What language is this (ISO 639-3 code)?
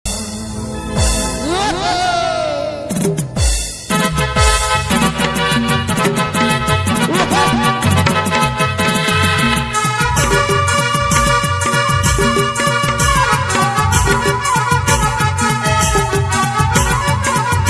ben